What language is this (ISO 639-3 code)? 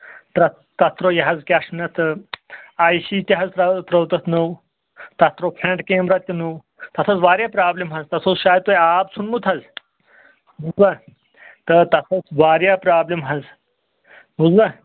kas